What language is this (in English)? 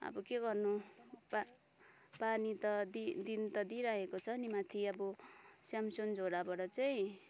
Nepali